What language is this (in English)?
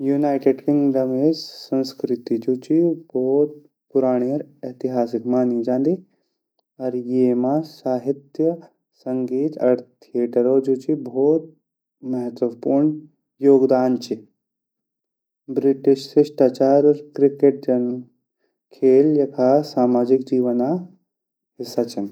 Garhwali